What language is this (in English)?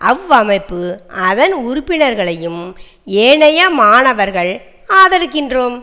Tamil